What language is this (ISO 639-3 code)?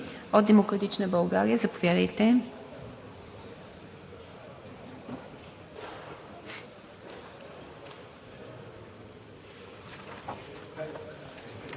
bul